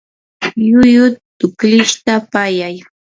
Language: Yanahuanca Pasco Quechua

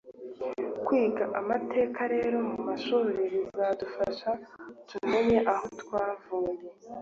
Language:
Kinyarwanda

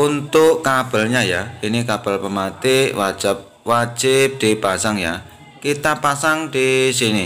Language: Indonesian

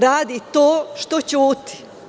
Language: Serbian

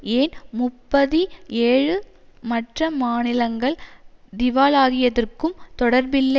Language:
Tamil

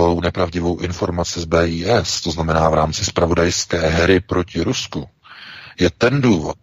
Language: Czech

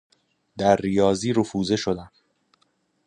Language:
Persian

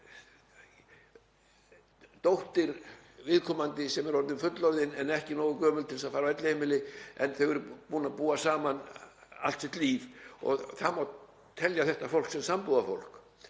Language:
Icelandic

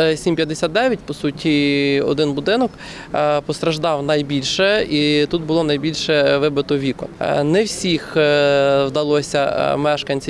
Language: Ukrainian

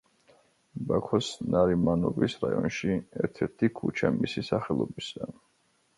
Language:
Georgian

